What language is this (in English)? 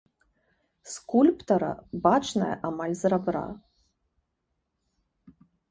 Belarusian